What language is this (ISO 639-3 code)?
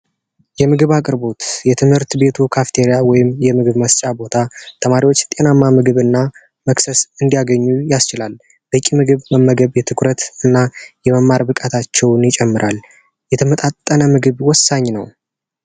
amh